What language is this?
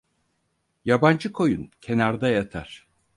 Turkish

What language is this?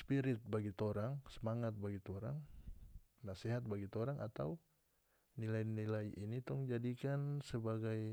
North Moluccan Malay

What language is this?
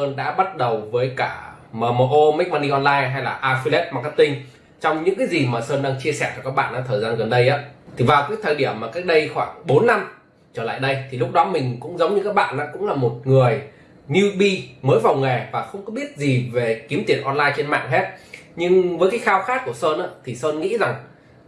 Vietnamese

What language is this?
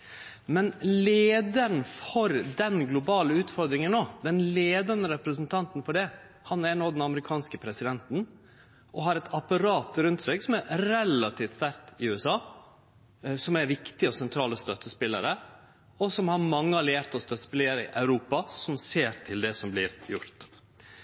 Norwegian Nynorsk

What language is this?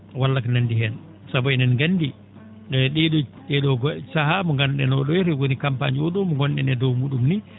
Fula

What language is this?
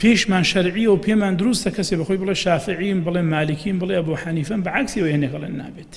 Arabic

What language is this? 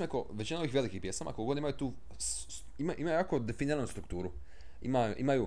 Croatian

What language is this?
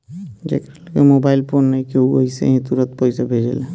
Bhojpuri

